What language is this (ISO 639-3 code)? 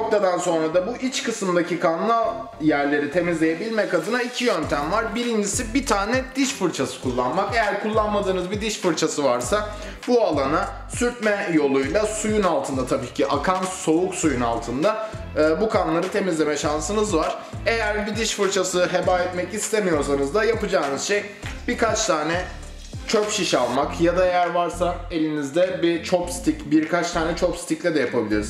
tur